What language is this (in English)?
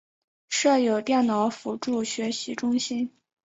Chinese